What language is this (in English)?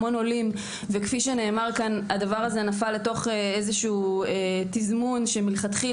Hebrew